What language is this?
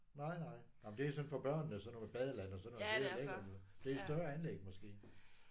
Danish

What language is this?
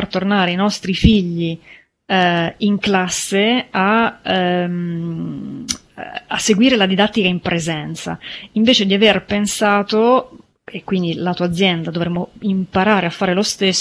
Italian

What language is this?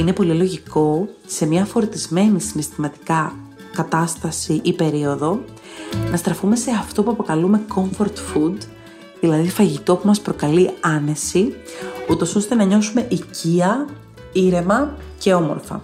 Greek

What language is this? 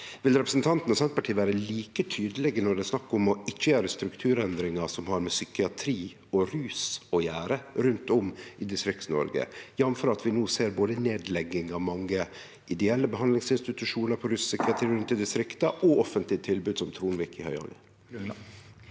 Norwegian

